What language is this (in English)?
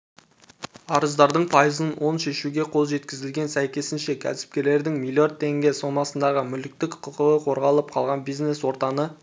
Kazakh